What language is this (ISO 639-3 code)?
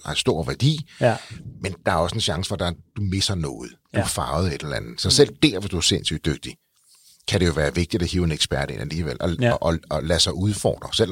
dan